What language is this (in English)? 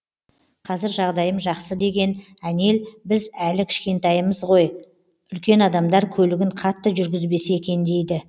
Kazakh